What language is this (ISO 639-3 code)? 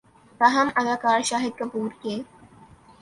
urd